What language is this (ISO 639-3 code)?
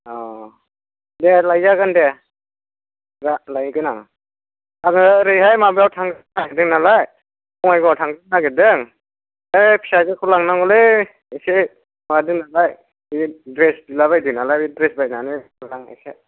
brx